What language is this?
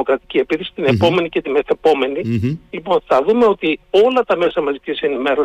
Greek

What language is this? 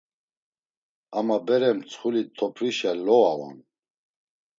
Laz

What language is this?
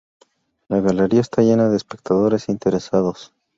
Spanish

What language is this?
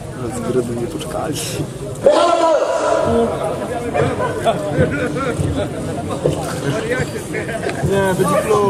Polish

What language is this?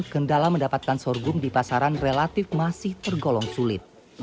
Indonesian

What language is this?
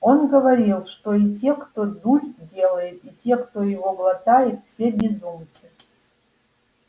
Russian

